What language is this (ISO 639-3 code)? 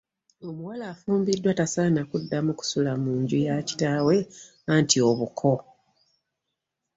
lug